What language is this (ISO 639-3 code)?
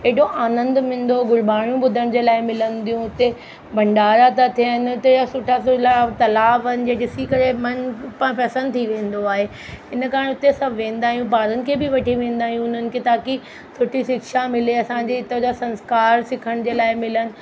snd